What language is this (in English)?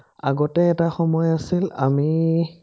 Assamese